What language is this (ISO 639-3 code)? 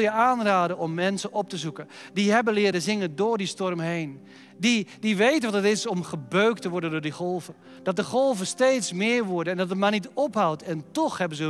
nld